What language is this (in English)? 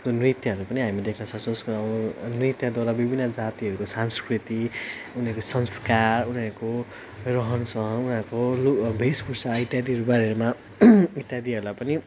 Nepali